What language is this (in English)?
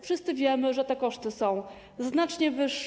Polish